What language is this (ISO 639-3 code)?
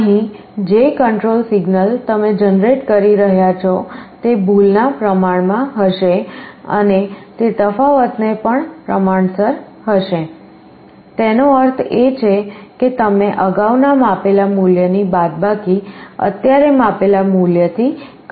guj